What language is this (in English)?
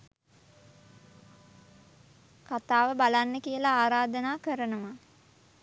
Sinhala